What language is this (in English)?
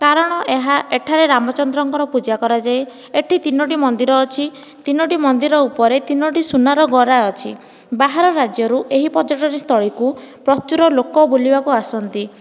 Odia